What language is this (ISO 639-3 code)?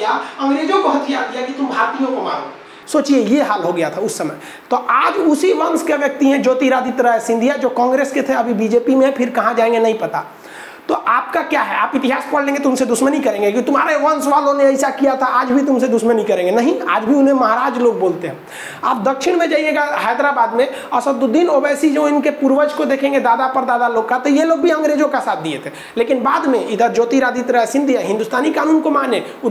hin